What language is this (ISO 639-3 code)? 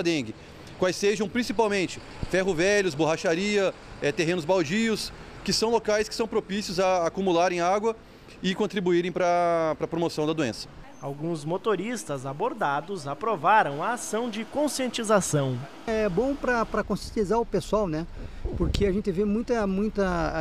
por